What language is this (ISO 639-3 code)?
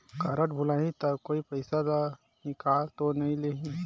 hne